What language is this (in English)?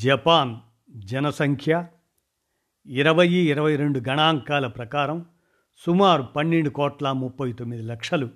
Telugu